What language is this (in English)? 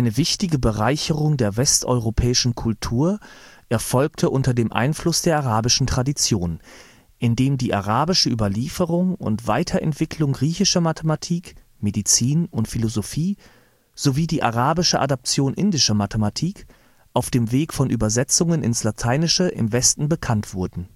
German